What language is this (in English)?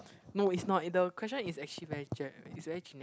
English